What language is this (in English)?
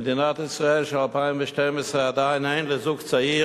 Hebrew